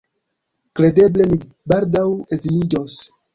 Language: Esperanto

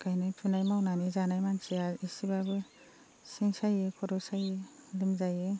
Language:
Bodo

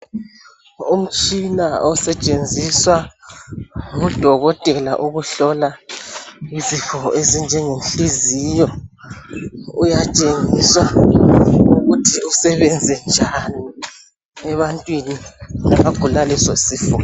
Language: North Ndebele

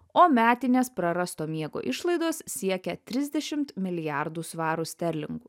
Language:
Lithuanian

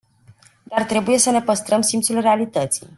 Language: Romanian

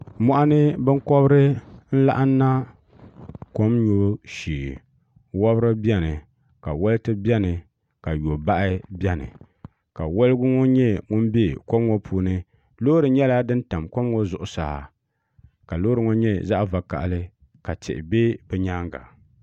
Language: Dagbani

